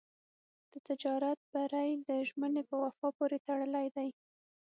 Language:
Pashto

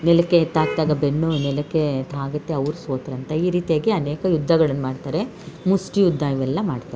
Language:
Kannada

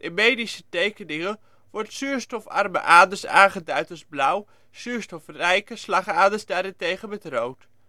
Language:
Dutch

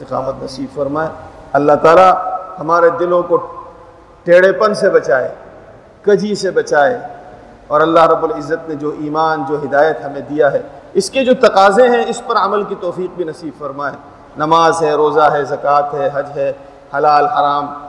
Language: Urdu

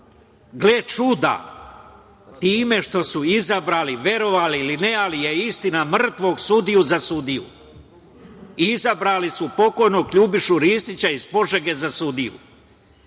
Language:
Serbian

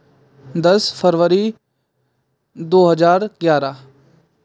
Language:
Hindi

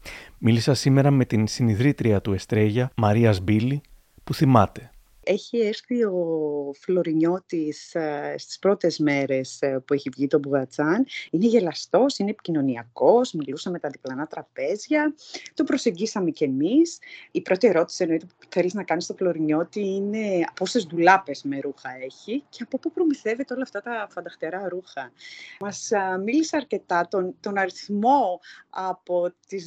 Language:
Greek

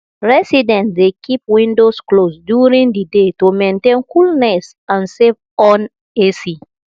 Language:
Nigerian Pidgin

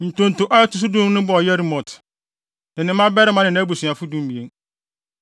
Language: Akan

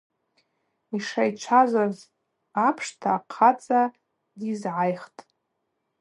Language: Abaza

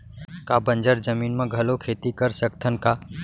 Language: Chhattisgarhi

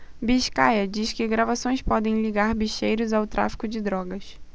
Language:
Portuguese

